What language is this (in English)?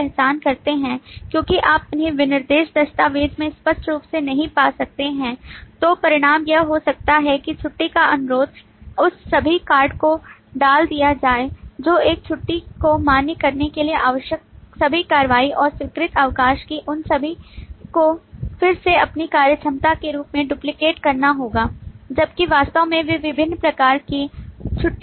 Hindi